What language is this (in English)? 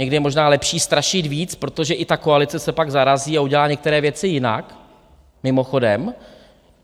Czech